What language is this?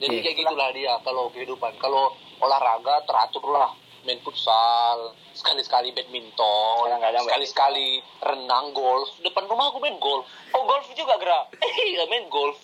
Indonesian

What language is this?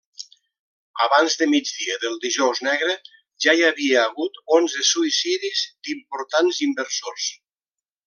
Catalan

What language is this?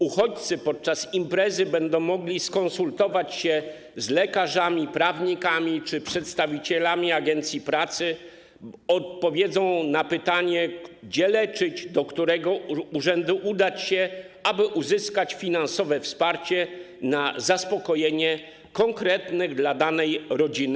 Polish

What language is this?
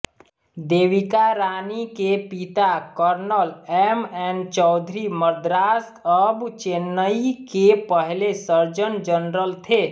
Hindi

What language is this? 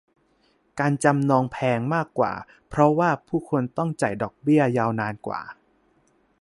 Thai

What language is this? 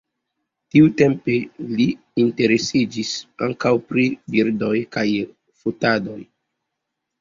Esperanto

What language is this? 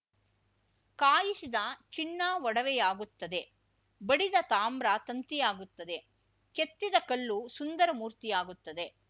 Kannada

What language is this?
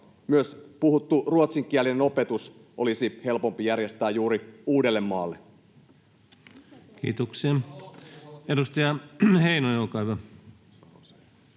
Finnish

